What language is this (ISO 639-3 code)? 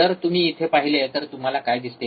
mar